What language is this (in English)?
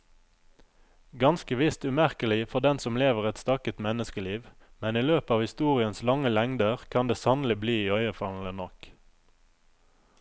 Norwegian